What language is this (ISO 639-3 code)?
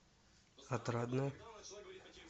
rus